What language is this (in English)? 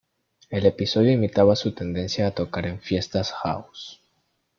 Spanish